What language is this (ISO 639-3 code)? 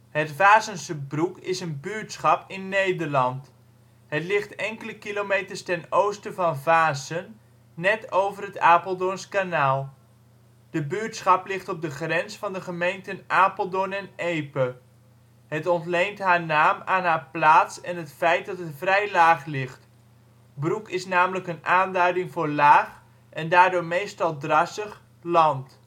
nld